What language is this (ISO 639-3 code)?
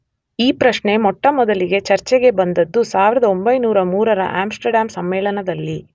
kan